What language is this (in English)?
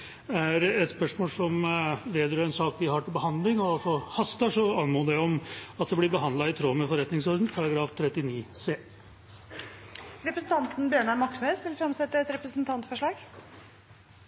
Norwegian